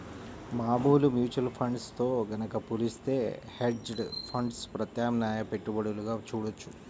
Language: Telugu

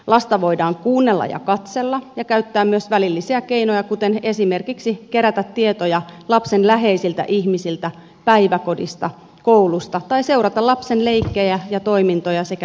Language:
Finnish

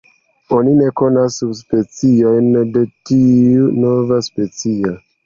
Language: Esperanto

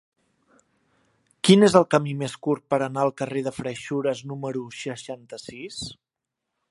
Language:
Catalan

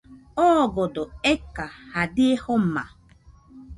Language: Nüpode Huitoto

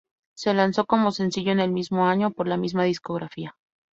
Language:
Spanish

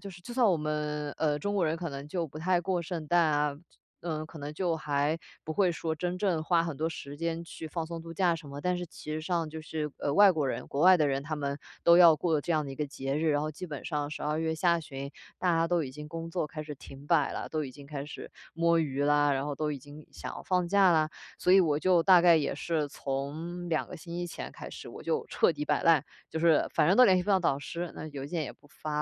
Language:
Chinese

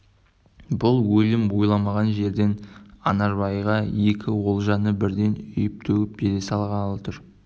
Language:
Kazakh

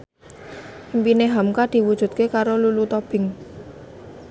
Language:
Javanese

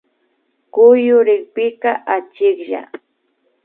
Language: Imbabura Highland Quichua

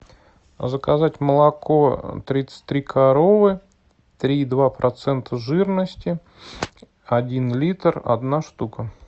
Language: Russian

